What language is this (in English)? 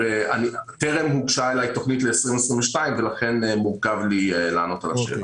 Hebrew